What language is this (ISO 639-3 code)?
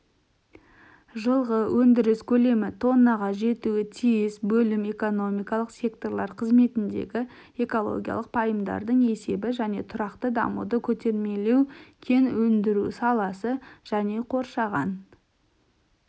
kaz